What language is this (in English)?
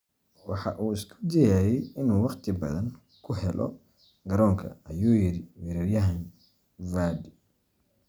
Somali